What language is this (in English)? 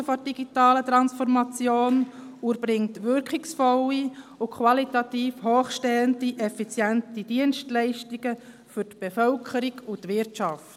Swiss German